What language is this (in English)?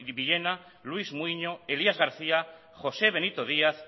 Basque